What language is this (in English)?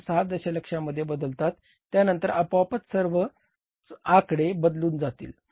Marathi